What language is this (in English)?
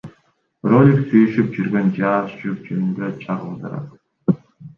Kyrgyz